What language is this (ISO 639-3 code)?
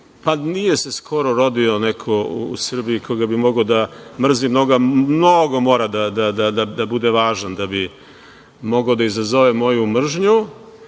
srp